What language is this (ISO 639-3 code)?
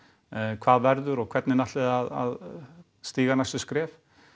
isl